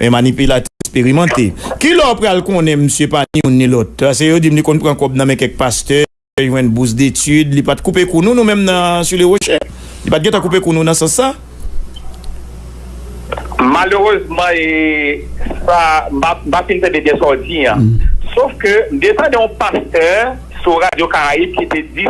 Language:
French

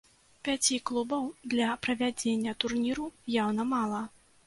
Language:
Belarusian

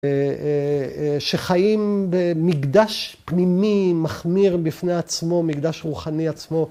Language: Hebrew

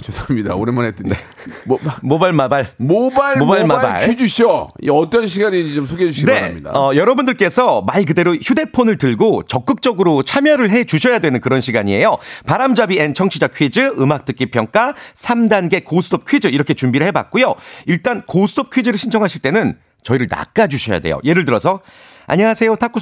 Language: Korean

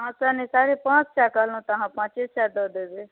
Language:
Maithili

